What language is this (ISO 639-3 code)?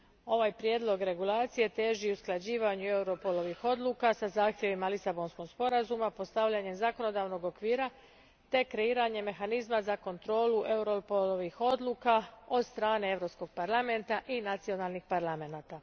hrv